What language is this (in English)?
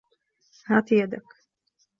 Arabic